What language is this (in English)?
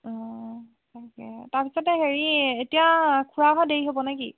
Assamese